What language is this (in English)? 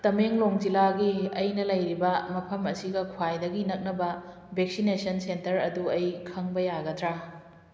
Manipuri